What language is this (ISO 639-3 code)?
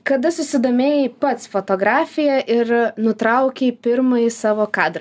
lit